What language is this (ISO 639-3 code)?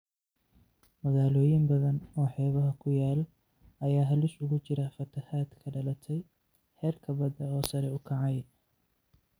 som